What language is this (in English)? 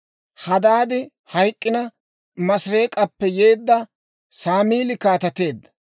Dawro